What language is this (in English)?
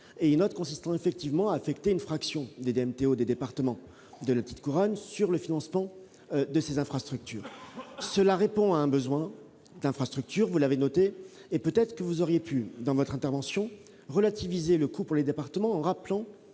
French